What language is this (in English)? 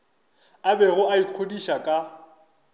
Northern Sotho